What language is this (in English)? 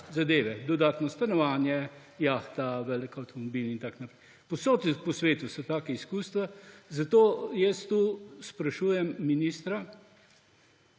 Slovenian